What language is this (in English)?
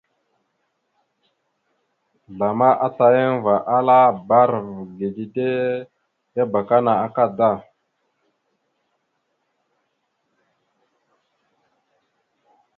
Mada (Cameroon)